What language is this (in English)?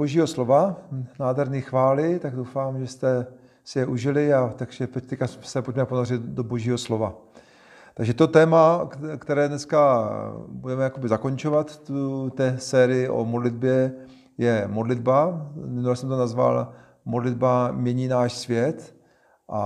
Czech